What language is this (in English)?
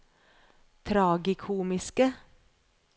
Norwegian